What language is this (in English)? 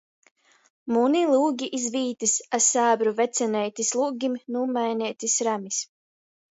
Latgalian